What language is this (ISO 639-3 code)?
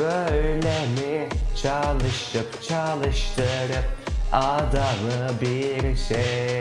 tur